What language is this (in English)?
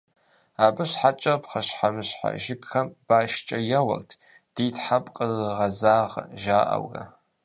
Kabardian